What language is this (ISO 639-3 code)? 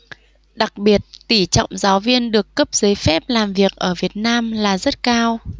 vie